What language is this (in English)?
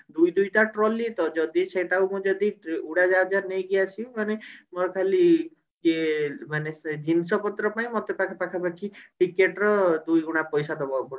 Odia